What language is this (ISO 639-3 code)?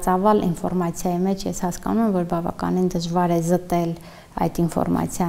tur